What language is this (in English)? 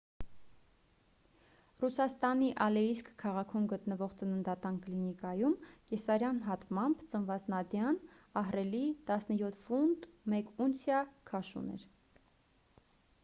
Armenian